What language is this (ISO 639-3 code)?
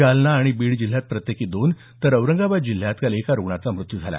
mar